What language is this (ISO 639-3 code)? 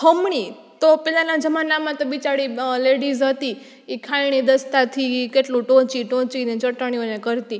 guj